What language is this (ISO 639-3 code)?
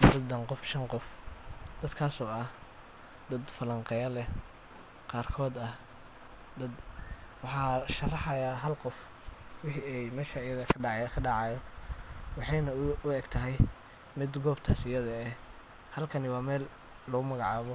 som